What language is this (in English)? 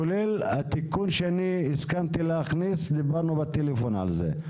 Hebrew